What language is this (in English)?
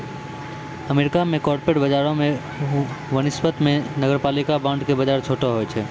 Maithili